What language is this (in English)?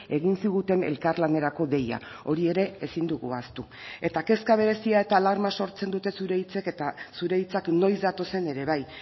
Basque